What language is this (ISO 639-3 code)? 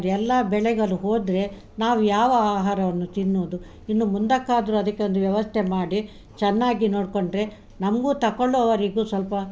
kan